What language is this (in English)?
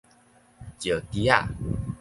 Min Nan Chinese